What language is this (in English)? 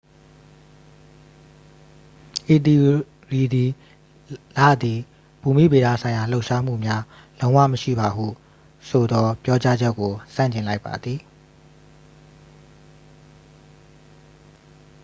Burmese